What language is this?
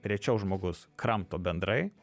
Lithuanian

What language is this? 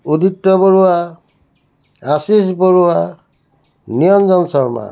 Assamese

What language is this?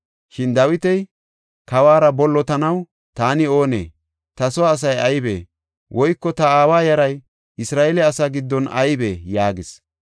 Gofa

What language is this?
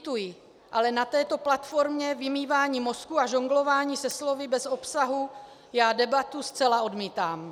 Czech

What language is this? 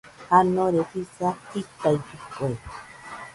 Nüpode Huitoto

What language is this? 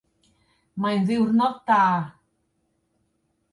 Welsh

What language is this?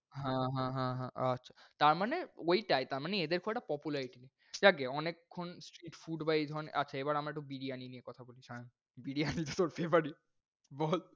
Bangla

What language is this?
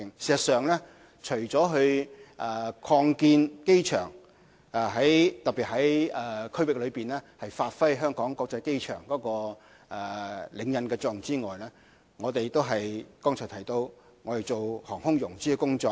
Cantonese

